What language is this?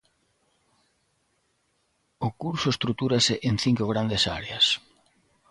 Galician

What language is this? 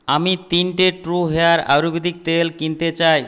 Bangla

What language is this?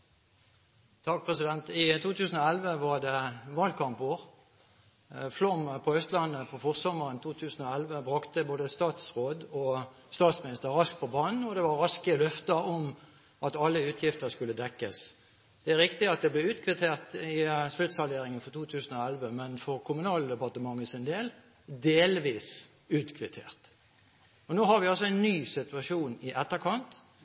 Norwegian Bokmål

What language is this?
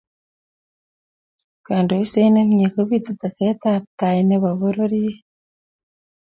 Kalenjin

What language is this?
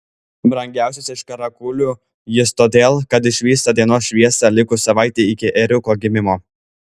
Lithuanian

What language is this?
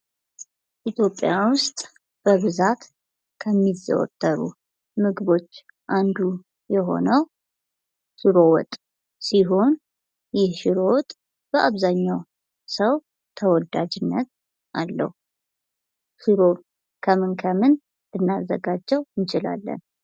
Amharic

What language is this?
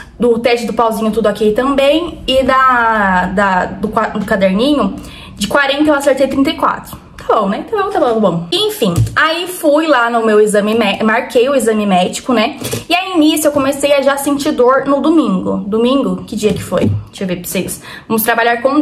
Portuguese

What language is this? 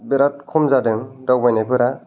Bodo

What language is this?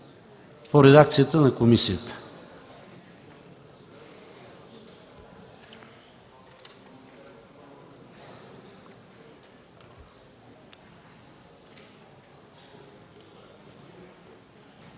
Bulgarian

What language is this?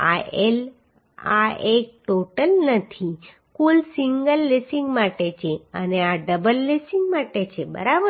Gujarati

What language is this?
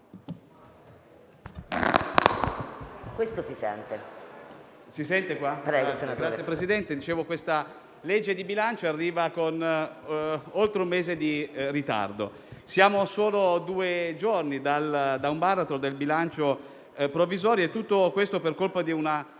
Italian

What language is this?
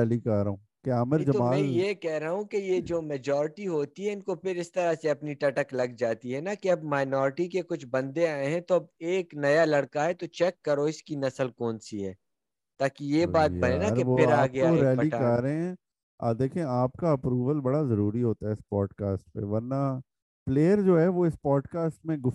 Urdu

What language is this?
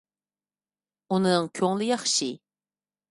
Uyghur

